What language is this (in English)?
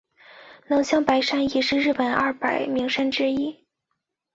Chinese